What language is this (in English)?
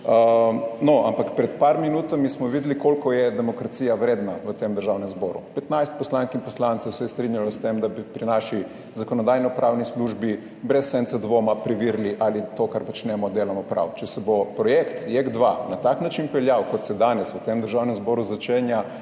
Slovenian